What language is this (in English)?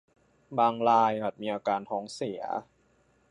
Thai